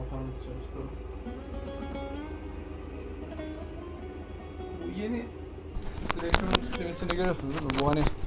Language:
Turkish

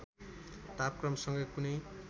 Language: Nepali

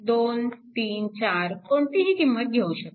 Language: Marathi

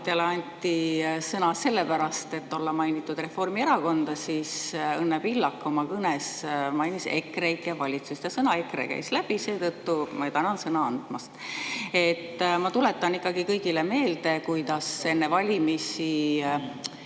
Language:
Estonian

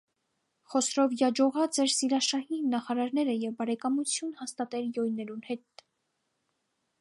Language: Armenian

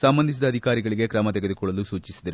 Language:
Kannada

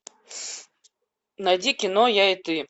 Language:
Russian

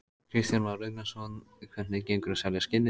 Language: Icelandic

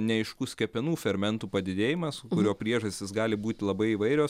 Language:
Lithuanian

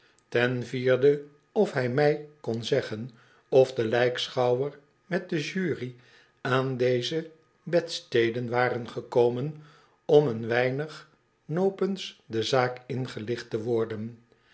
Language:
Dutch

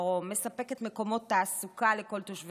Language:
Hebrew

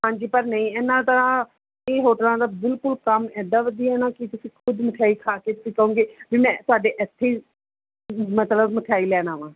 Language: Punjabi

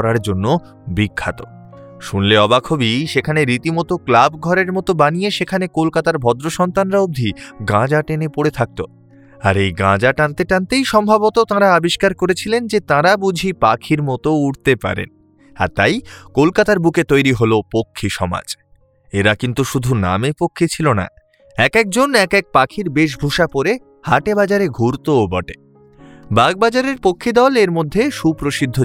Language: Bangla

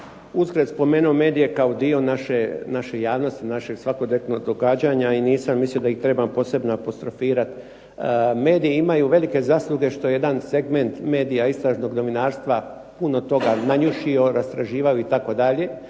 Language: Croatian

